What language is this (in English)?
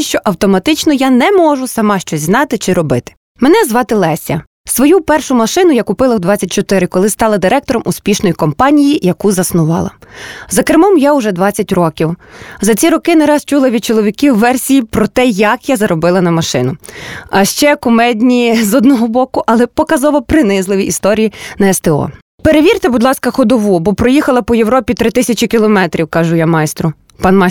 Ukrainian